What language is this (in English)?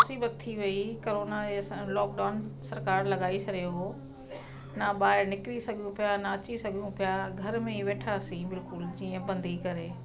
Sindhi